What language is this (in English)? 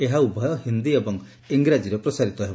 Odia